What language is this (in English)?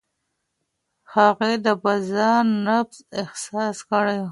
Pashto